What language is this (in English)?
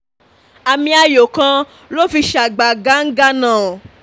Yoruba